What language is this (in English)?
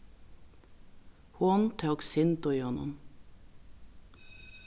Faroese